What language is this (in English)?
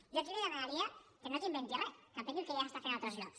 Catalan